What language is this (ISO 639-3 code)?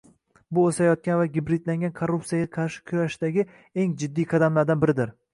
uzb